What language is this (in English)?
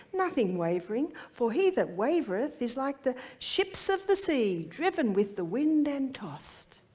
English